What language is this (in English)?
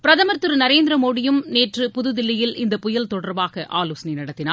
Tamil